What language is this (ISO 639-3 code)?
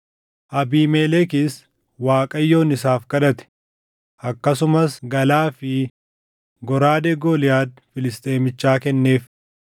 orm